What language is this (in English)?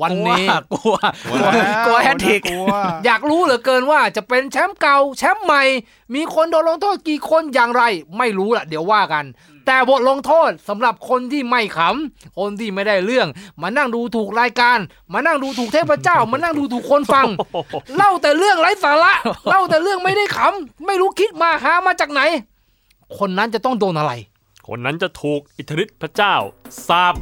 Thai